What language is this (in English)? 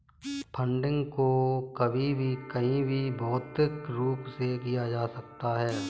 Hindi